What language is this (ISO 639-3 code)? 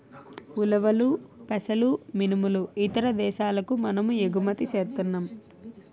tel